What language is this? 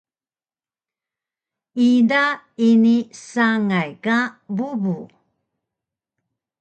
Taroko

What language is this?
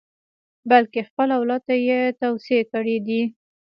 Pashto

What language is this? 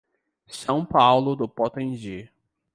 Portuguese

